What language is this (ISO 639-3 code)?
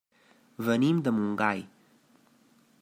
cat